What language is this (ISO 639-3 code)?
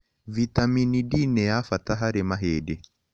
kik